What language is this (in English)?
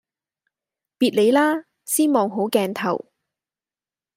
Cantonese